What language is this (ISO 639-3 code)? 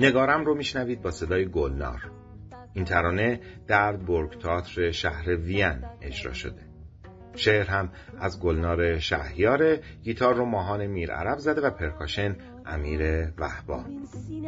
fas